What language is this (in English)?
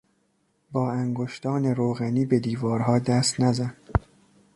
Persian